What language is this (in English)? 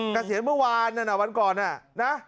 Thai